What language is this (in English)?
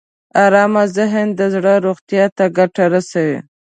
Pashto